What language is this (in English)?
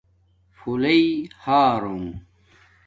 Domaaki